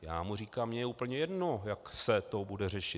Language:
Czech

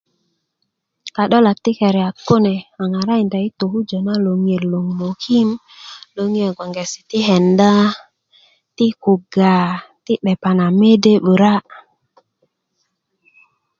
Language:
Kuku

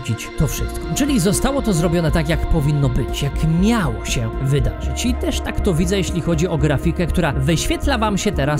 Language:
Polish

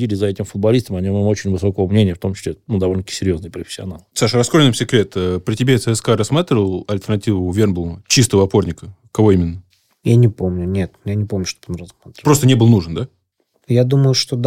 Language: Russian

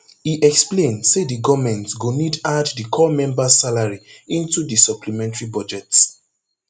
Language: Nigerian Pidgin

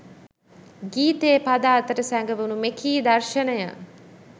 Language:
Sinhala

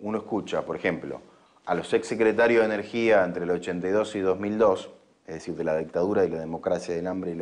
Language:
Spanish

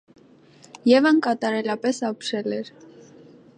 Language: Armenian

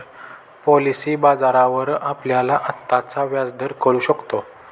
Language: Marathi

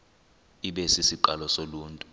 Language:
Xhosa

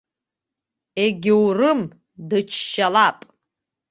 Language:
Abkhazian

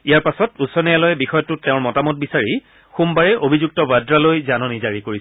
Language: Assamese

